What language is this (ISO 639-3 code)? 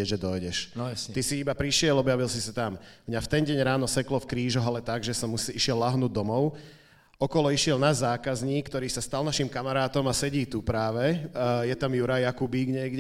ces